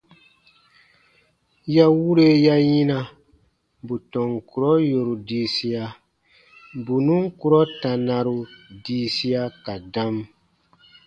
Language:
Baatonum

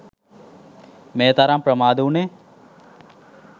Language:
Sinhala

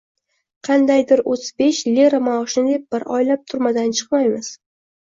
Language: Uzbek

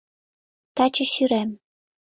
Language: Mari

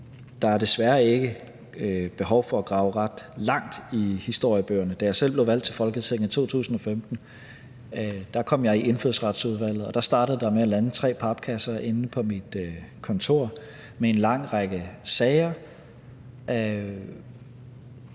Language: Danish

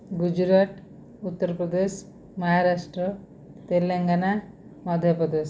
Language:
Odia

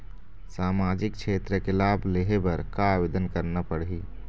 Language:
Chhattisgarhi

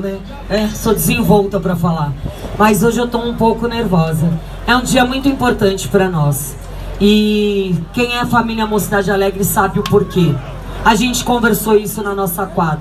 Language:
Portuguese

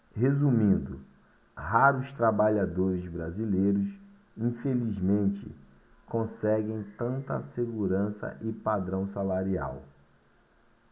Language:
Portuguese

